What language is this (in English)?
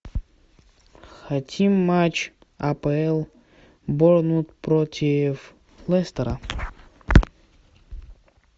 Russian